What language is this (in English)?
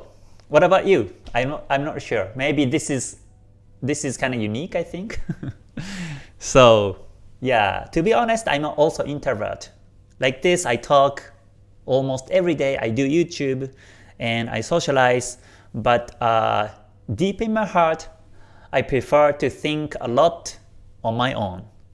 English